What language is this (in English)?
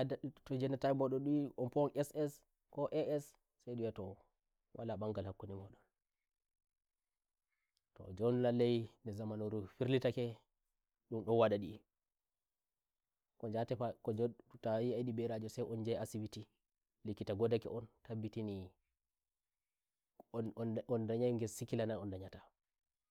Nigerian Fulfulde